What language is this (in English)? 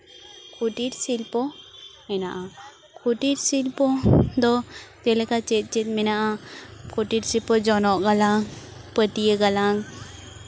Santali